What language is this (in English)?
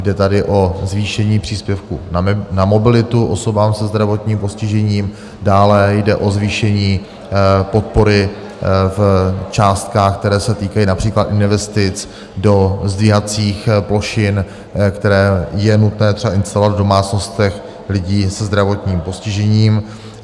Czech